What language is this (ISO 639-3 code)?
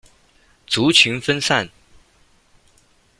zho